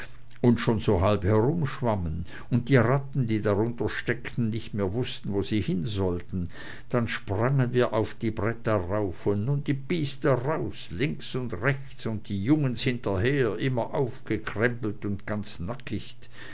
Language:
German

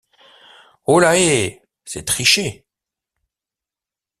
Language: French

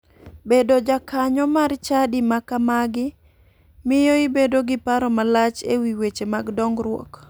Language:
Luo (Kenya and Tanzania)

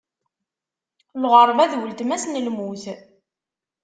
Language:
Kabyle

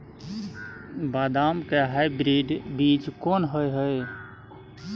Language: Maithili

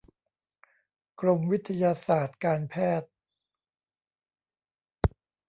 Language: Thai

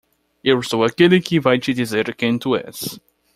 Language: Portuguese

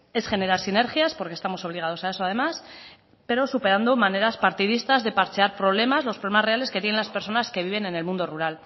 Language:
Spanish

